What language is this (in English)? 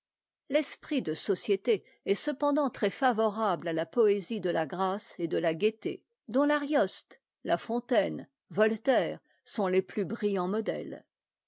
French